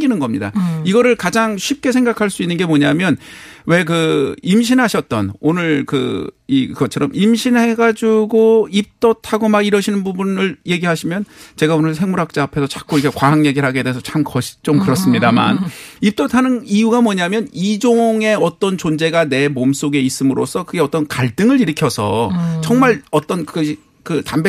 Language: Korean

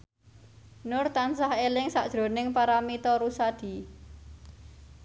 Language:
Javanese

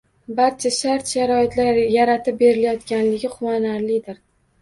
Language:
Uzbek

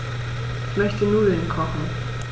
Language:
German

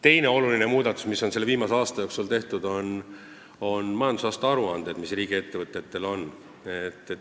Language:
Estonian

